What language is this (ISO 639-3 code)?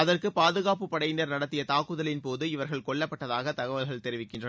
tam